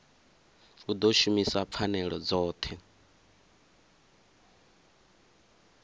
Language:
Venda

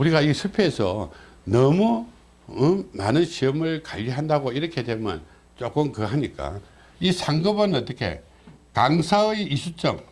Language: Korean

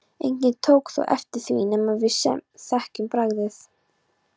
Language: Icelandic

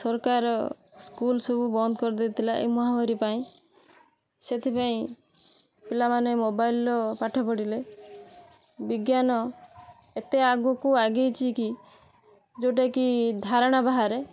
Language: Odia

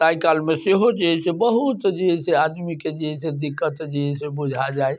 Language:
Maithili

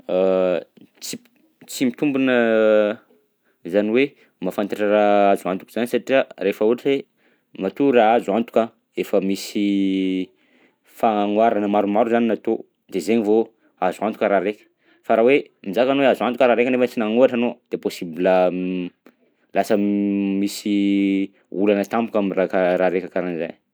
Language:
Southern Betsimisaraka Malagasy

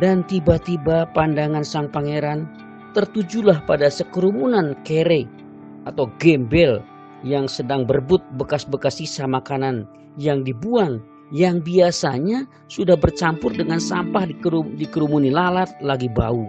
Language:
Indonesian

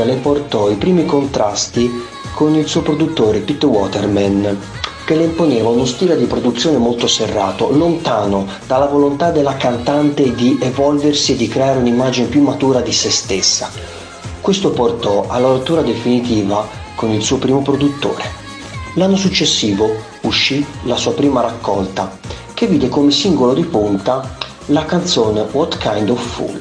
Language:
Italian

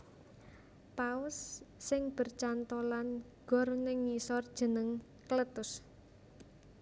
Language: Javanese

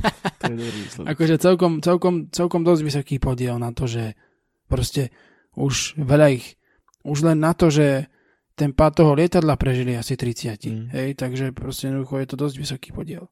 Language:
Slovak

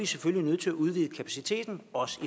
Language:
Danish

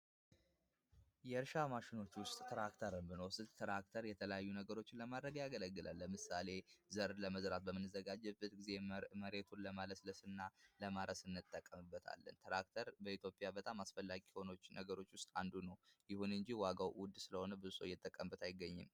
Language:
Amharic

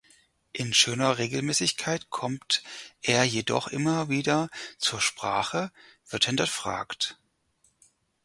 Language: German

